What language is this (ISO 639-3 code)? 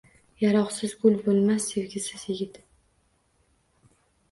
uzb